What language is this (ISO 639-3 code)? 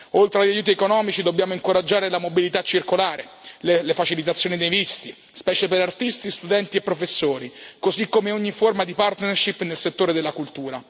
ita